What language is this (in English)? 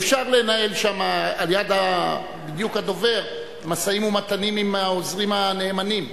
Hebrew